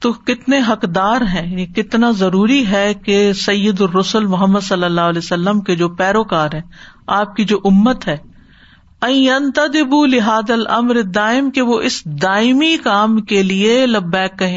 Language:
Urdu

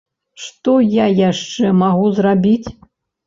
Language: Belarusian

